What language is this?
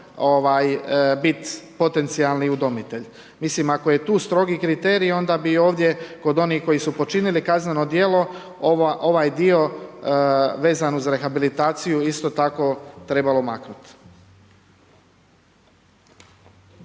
Croatian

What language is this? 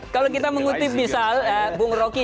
Indonesian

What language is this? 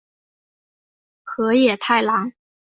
Chinese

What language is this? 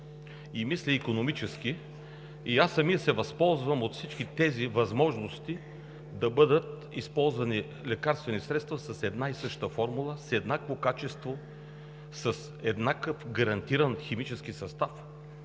Bulgarian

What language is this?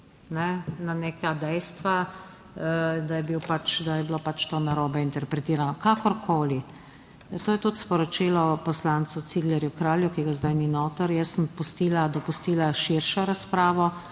Slovenian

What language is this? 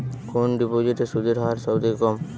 Bangla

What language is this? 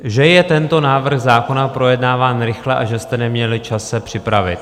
Czech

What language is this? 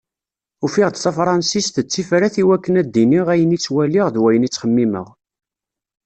Kabyle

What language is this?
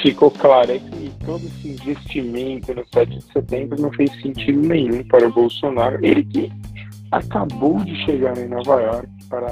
Portuguese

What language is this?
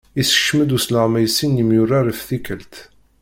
Kabyle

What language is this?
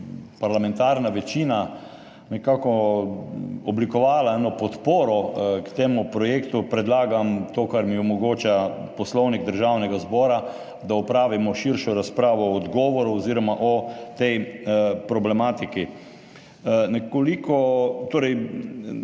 Slovenian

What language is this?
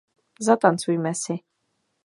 Czech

